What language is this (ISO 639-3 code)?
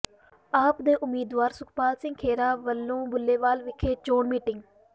pan